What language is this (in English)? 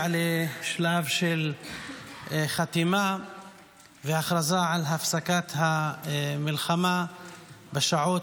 Hebrew